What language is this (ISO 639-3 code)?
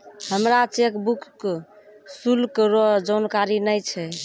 mai